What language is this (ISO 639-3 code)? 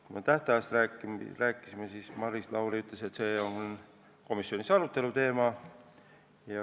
est